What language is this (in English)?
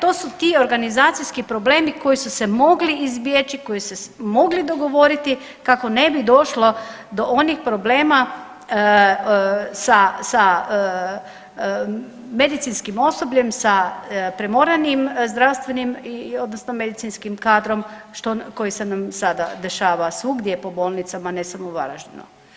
Croatian